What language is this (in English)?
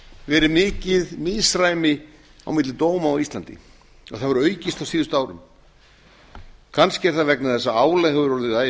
Icelandic